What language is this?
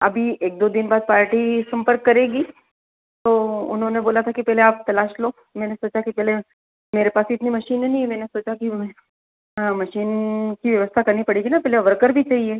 Hindi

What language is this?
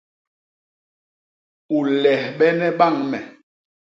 Basaa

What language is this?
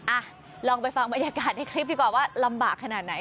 Thai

